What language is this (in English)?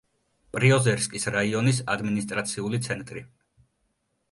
Georgian